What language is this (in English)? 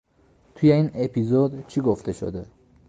Persian